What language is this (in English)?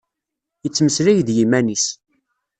Kabyle